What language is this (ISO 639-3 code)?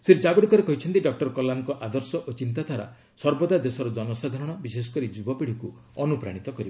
ori